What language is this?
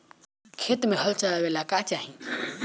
Bhojpuri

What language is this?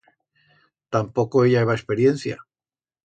Aragonese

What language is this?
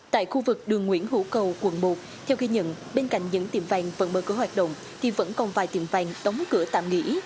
Vietnamese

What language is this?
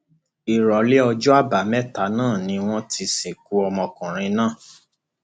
Yoruba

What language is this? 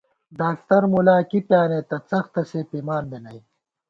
Gawar-Bati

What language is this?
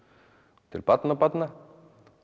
Icelandic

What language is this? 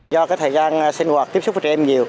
Vietnamese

